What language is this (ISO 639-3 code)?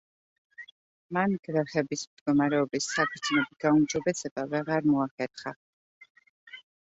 kat